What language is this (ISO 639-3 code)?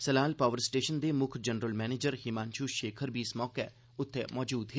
doi